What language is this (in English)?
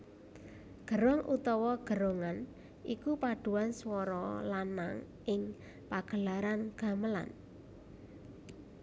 Javanese